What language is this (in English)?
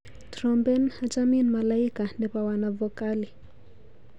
Kalenjin